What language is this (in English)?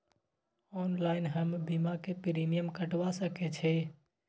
Maithili